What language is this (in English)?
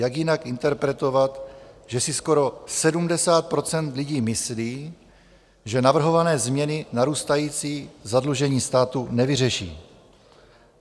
Czech